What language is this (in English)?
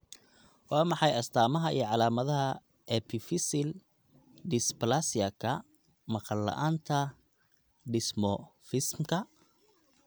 Somali